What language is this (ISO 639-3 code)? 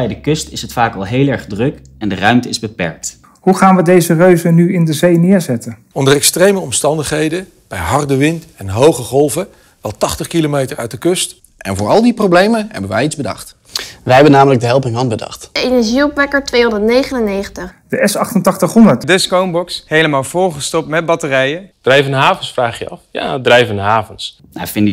nld